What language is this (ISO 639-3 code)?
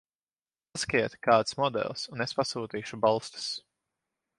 lav